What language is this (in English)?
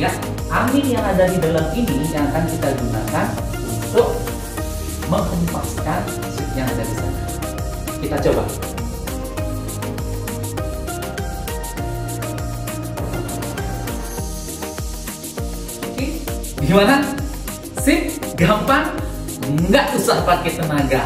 Indonesian